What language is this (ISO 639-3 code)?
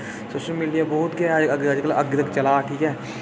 doi